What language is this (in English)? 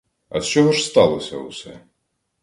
Ukrainian